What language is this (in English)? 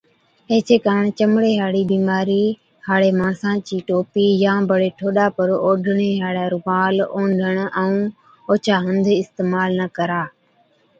Od